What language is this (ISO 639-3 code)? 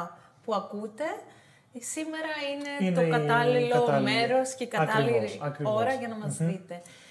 ell